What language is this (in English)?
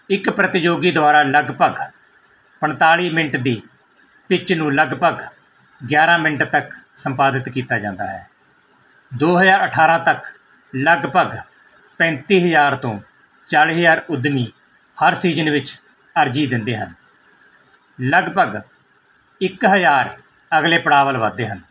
Punjabi